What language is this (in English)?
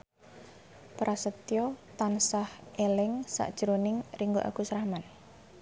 Javanese